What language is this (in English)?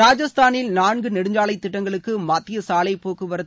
Tamil